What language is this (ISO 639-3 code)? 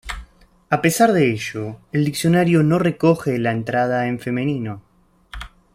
spa